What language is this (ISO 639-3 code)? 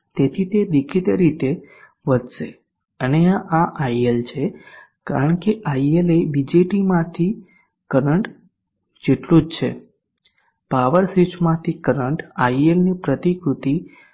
guj